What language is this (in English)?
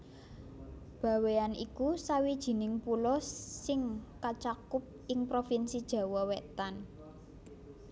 Javanese